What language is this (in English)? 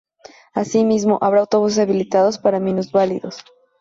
Spanish